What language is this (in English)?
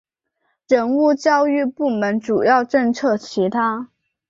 Chinese